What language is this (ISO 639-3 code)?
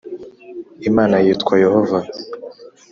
kin